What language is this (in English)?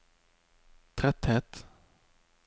Norwegian